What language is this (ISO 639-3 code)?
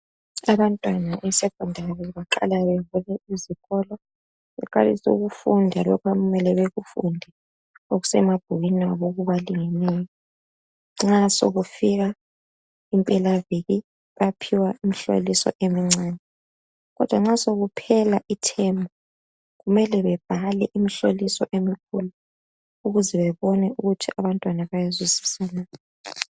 nde